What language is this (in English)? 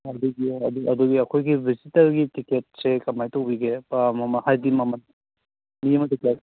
Manipuri